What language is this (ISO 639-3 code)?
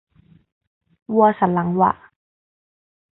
tha